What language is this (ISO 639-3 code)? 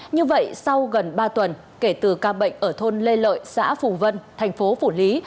vie